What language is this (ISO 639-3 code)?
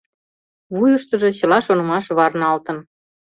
chm